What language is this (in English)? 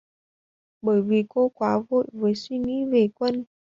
Vietnamese